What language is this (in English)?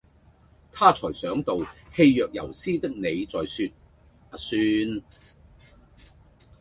Cantonese